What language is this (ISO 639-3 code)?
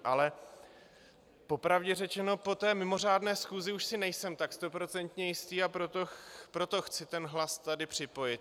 ces